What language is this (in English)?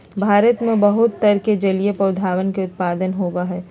Magahi